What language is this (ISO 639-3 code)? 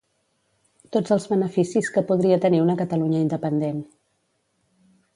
cat